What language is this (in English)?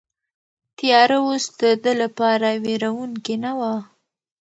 Pashto